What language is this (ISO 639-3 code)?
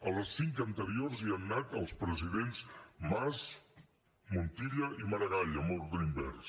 cat